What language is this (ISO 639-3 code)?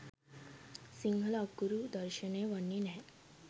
sin